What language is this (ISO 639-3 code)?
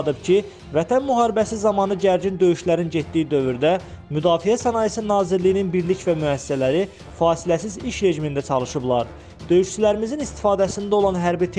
tur